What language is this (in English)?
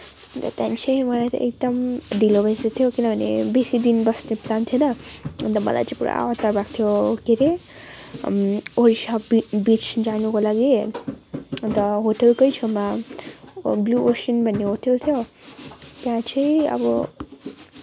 Nepali